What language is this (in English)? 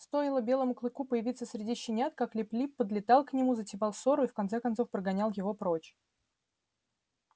Russian